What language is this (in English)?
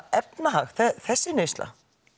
Icelandic